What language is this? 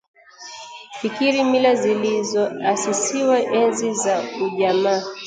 Swahili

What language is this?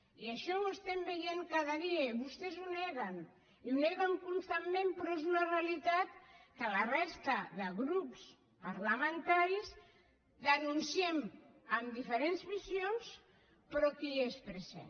Catalan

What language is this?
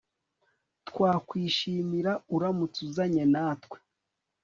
Kinyarwanda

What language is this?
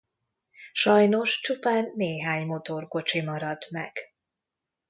Hungarian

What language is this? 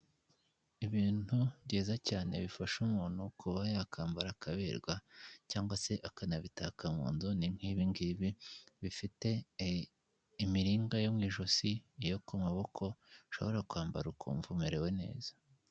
Kinyarwanda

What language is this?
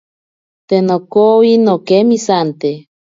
Ashéninka Perené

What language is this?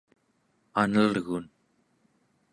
Central Yupik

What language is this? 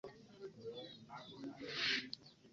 Ganda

